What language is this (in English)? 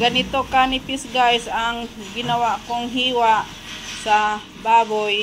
Filipino